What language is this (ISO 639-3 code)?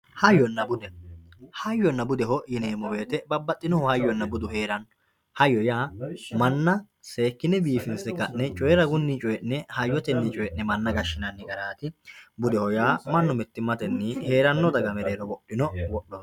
sid